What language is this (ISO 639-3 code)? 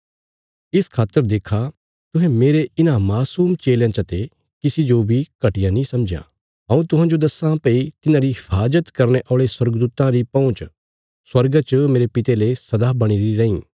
kfs